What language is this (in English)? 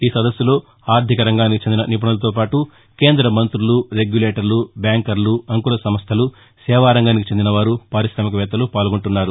Telugu